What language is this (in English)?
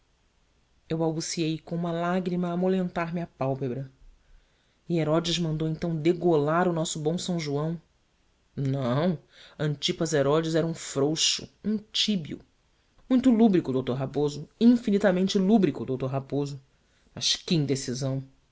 Portuguese